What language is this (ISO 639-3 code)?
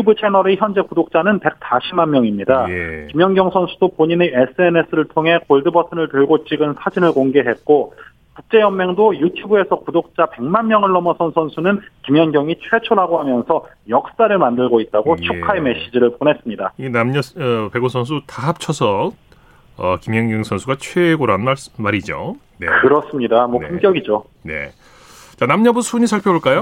kor